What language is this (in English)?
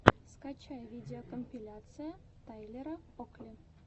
Russian